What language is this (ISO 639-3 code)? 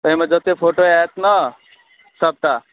mai